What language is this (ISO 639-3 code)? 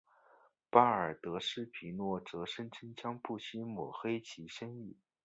zho